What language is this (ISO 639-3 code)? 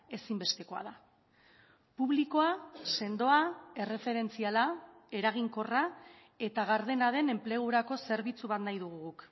eus